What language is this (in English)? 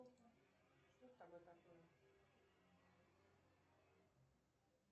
Russian